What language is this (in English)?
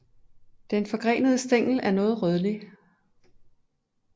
Danish